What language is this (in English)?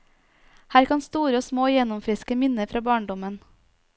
Norwegian